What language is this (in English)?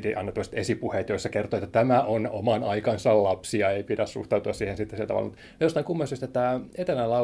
Finnish